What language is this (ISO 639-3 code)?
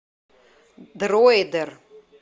rus